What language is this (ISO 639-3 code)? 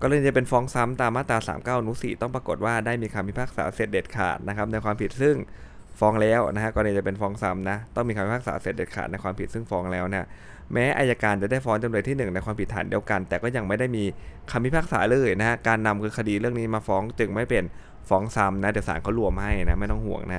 tha